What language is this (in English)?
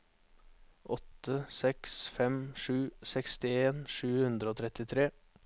Norwegian